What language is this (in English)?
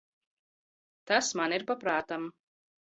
Latvian